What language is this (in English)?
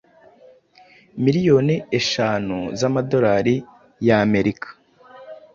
Kinyarwanda